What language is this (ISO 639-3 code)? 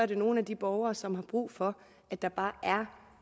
dan